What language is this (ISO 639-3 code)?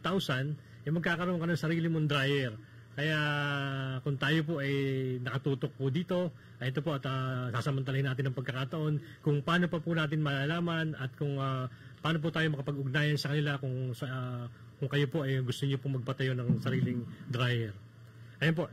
fil